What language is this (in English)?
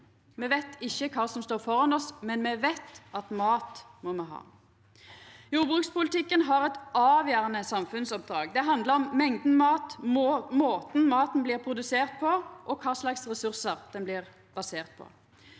Norwegian